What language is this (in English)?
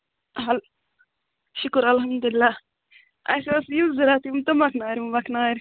Kashmiri